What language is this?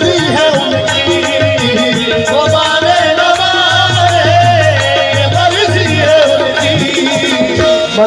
Urdu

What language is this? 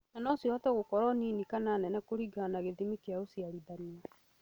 Kikuyu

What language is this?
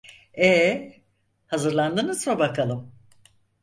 Turkish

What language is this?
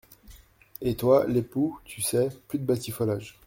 French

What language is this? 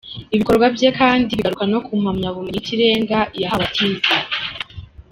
Kinyarwanda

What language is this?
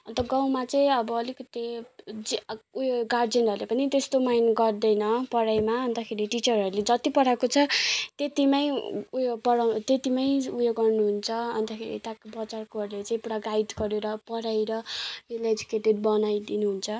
Nepali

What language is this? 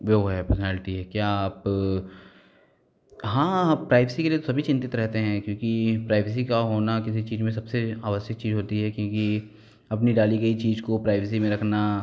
Hindi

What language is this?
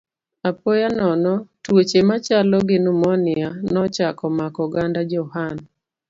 Luo (Kenya and Tanzania)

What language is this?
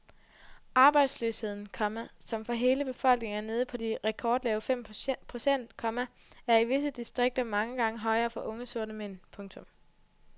Danish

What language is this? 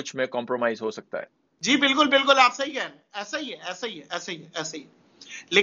Urdu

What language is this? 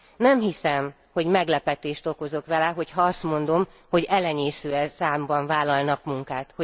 Hungarian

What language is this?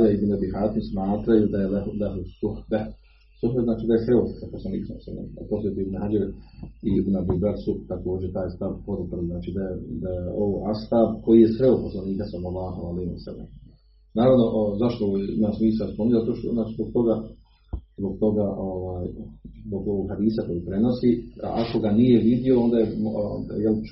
Croatian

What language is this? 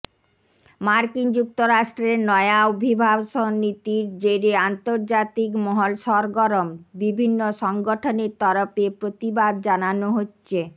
Bangla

